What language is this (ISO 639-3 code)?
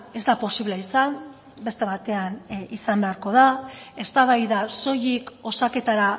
eus